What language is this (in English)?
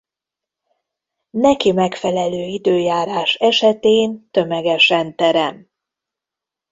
Hungarian